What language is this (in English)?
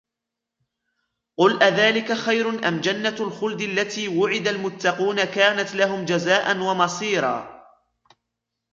Arabic